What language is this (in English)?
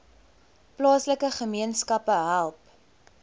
Afrikaans